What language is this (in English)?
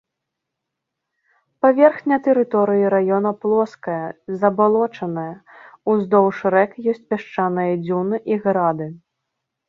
Belarusian